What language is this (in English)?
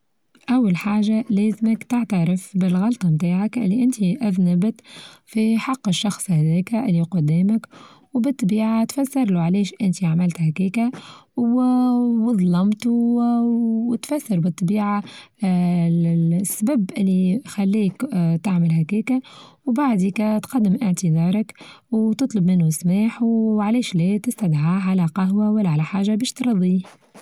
Tunisian Arabic